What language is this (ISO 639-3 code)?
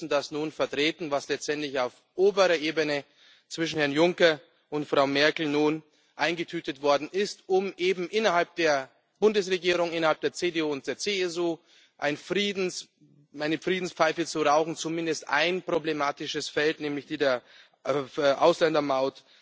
deu